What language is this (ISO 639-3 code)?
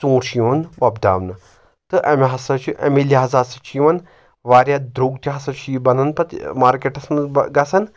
kas